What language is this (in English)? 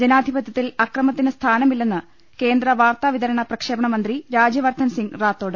Malayalam